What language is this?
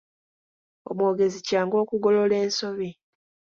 Ganda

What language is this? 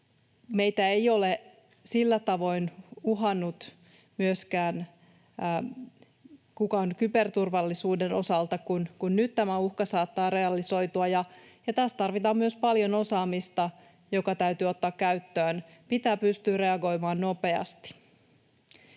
Finnish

